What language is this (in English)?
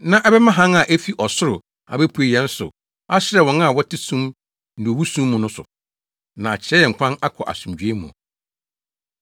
Akan